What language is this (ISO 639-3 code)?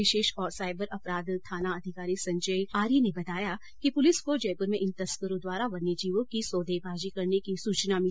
hin